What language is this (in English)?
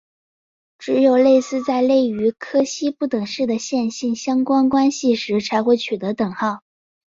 Chinese